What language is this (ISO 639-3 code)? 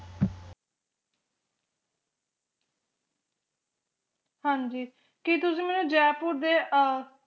pan